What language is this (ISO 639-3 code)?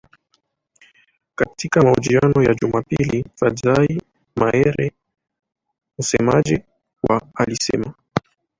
swa